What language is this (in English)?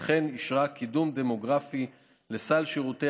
Hebrew